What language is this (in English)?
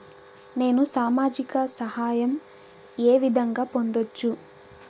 Telugu